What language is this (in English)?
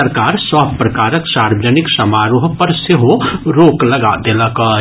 Maithili